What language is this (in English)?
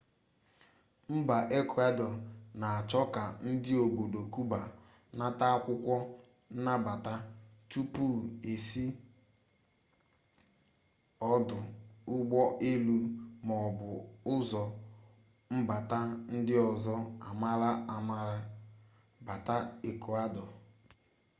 Igbo